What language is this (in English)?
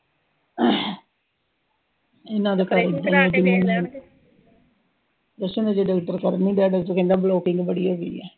Punjabi